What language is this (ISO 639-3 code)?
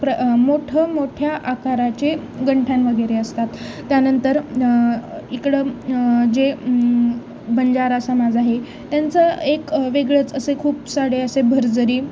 mar